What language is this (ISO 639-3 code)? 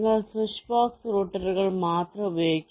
mal